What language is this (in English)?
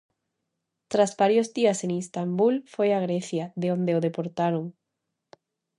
Galician